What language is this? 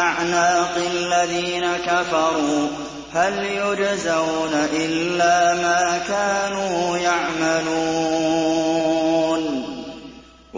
Arabic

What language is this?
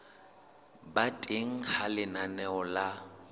Southern Sotho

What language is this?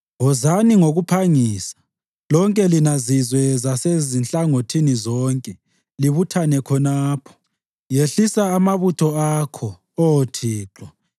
North Ndebele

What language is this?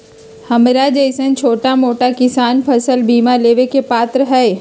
Magahi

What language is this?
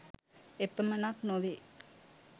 Sinhala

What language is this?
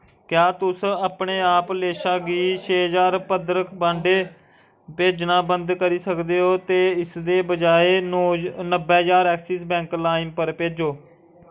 Dogri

